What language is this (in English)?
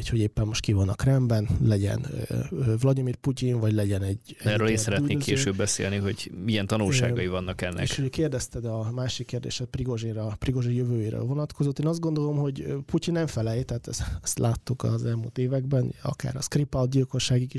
Hungarian